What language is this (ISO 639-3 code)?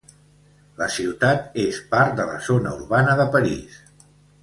cat